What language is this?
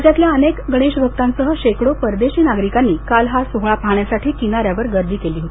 Marathi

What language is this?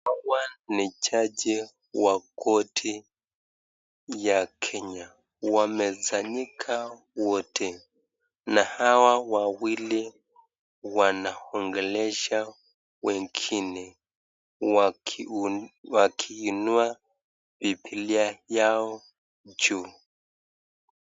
Swahili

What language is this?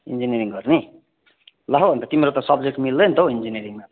Nepali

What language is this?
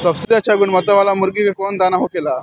Bhojpuri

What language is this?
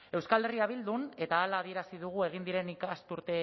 Basque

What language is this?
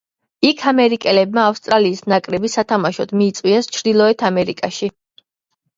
Georgian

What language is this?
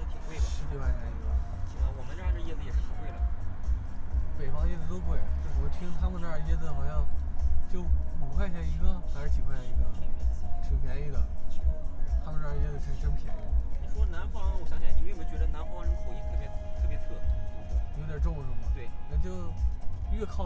Chinese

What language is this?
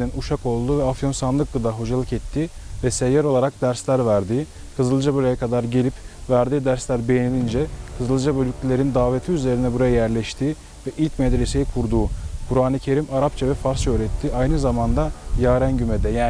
Turkish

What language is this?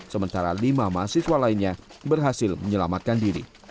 Indonesian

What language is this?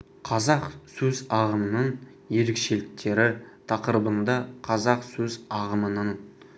Kazakh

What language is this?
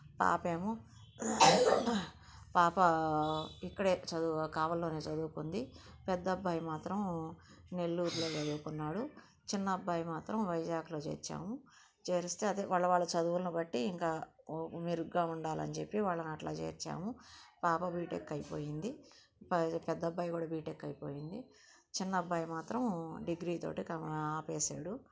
Telugu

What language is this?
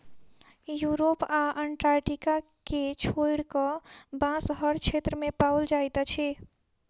Maithili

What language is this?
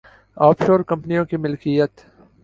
Urdu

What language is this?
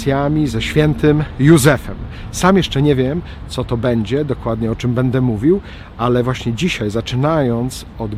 Polish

